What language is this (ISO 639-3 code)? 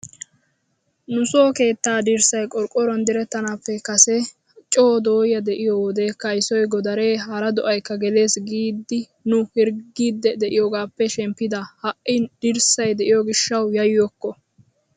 wal